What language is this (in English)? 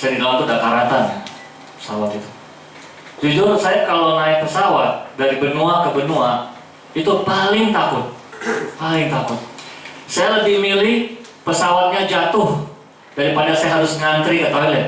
Indonesian